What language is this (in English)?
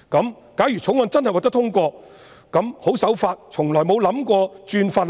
Cantonese